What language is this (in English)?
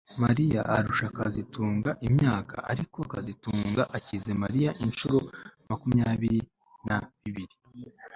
Kinyarwanda